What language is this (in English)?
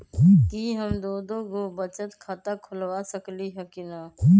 Magahi